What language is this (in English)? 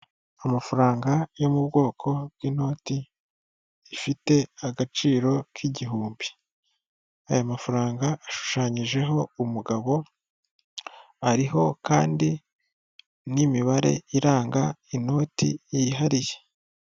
Kinyarwanda